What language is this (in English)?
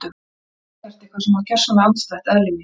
Icelandic